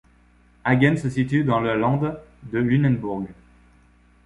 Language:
French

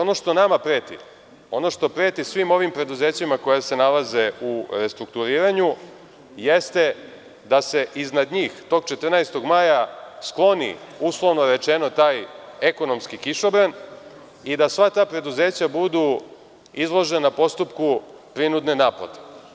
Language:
Serbian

